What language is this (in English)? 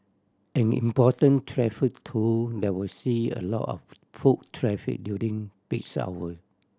English